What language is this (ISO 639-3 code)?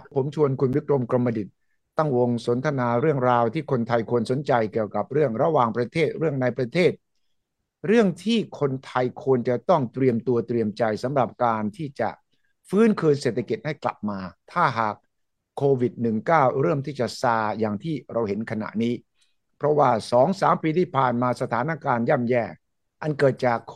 tha